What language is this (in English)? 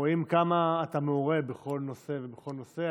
Hebrew